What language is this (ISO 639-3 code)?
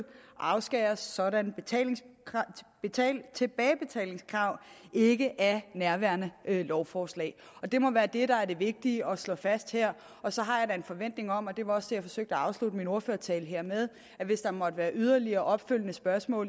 dan